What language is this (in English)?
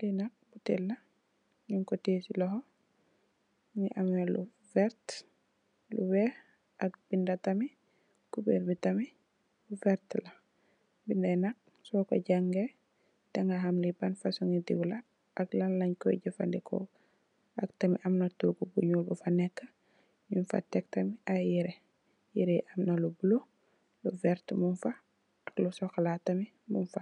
Wolof